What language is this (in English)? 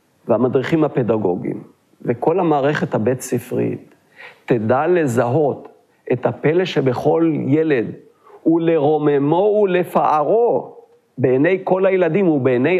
Hebrew